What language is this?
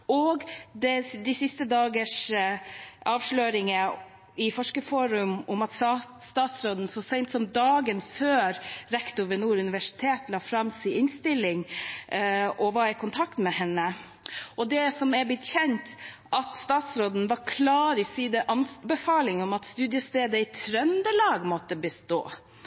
Norwegian Bokmål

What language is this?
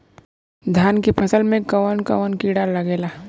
Bhojpuri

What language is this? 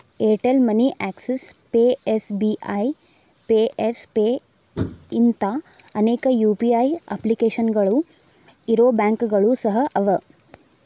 Kannada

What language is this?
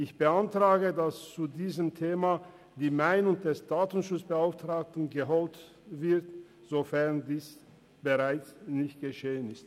Swiss German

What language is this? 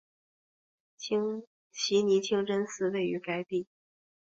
Chinese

